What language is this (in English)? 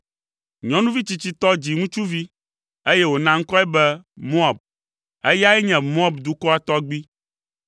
Ewe